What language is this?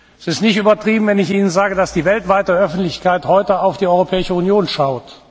German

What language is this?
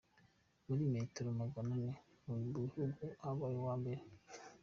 Kinyarwanda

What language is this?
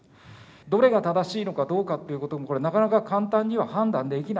Japanese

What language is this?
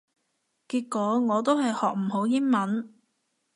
Cantonese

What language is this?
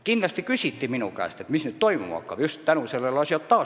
Estonian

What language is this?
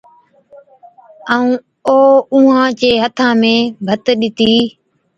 Od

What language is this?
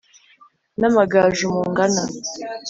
Kinyarwanda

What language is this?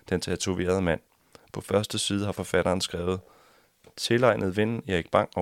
Danish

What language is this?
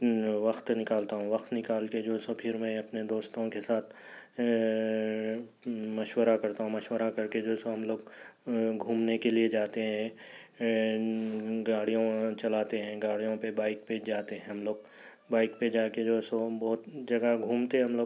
Urdu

